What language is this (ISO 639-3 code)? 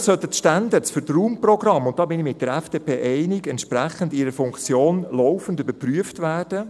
gsw